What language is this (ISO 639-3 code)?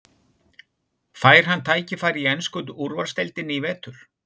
isl